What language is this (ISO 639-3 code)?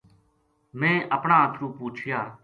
gju